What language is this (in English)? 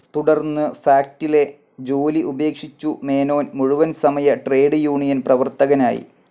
Malayalam